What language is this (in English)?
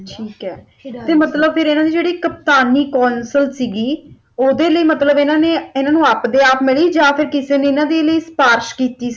Punjabi